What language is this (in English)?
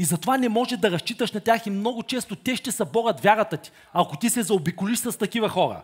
Bulgarian